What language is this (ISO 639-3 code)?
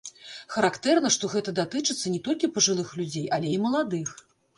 bel